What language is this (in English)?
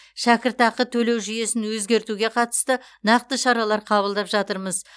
Kazakh